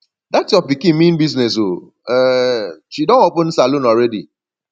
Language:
Nigerian Pidgin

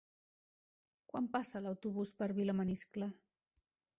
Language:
Catalan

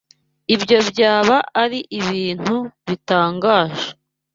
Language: Kinyarwanda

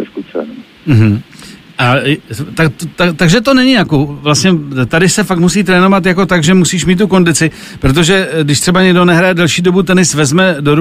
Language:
Czech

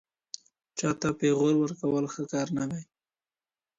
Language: Pashto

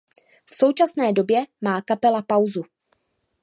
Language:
Czech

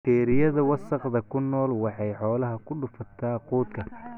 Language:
Somali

